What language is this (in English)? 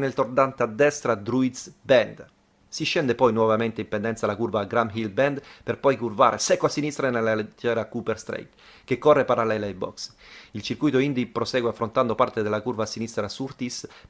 Italian